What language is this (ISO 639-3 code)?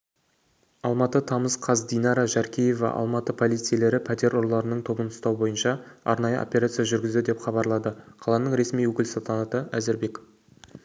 kaz